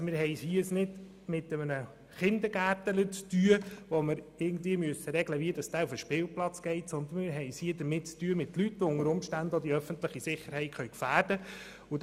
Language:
Swiss German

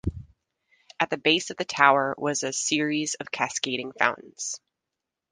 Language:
English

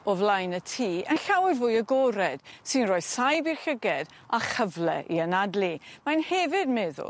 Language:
Welsh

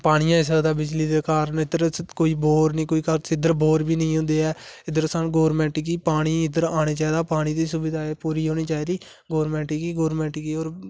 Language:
Dogri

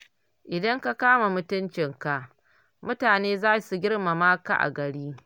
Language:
Hausa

